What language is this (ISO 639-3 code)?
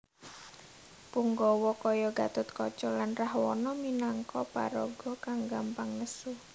jav